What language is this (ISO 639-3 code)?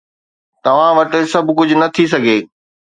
snd